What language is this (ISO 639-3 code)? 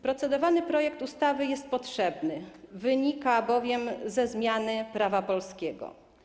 pol